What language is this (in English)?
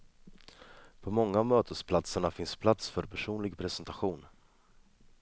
Swedish